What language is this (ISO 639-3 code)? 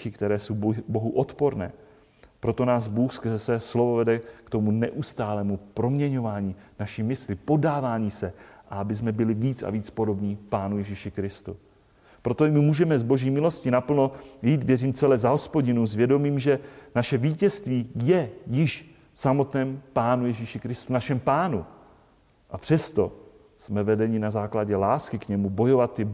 ces